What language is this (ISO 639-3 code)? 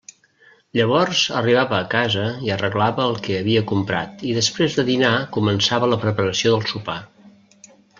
cat